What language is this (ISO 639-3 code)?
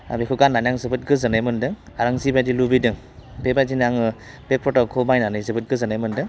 brx